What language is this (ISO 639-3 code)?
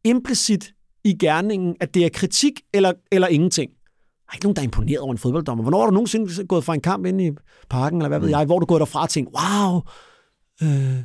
dan